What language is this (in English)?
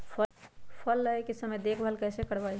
Magahi